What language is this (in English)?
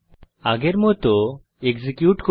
Bangla